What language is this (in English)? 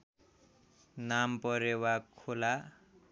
Nepali